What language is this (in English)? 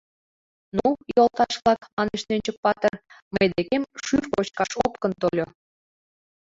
Mari